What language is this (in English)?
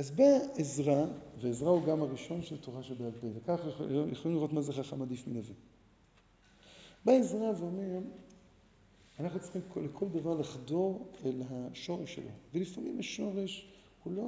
Hebrew